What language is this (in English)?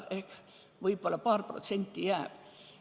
Estonian